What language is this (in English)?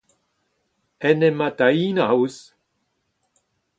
Breton